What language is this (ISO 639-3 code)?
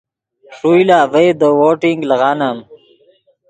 ydg